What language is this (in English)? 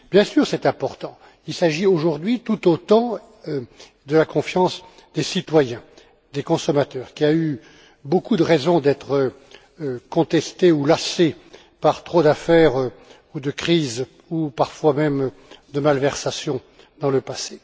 French